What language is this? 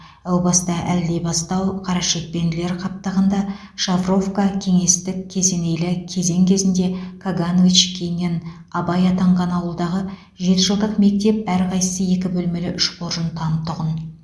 Kazakh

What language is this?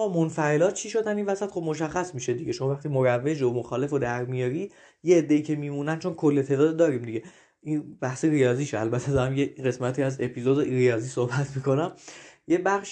Persian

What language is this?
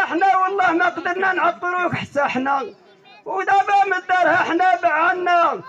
Arabic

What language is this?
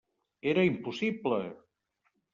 Catalan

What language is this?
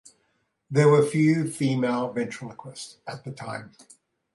English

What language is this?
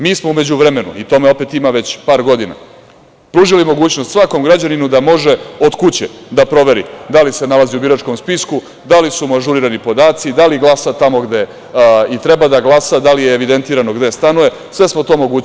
Serbian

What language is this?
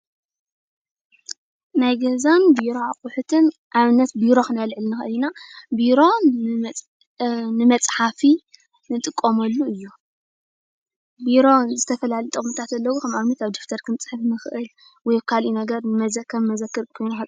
Tigrinya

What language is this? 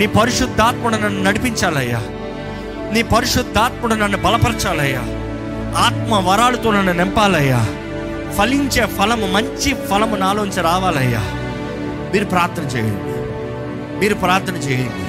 Telugu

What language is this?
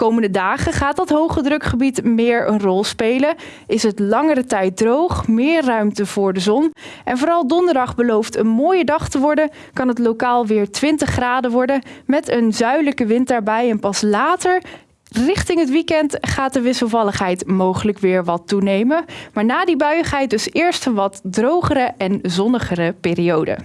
Dutch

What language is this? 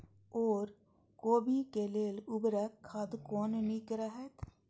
Maithili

